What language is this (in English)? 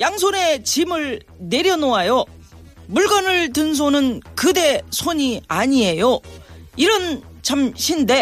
Korean